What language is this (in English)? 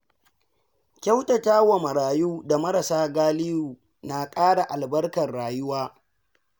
Hausa